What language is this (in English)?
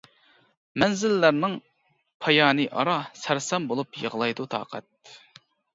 Uyghur